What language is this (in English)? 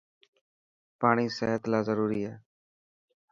Dhatki